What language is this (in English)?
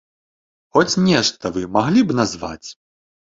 Belarusian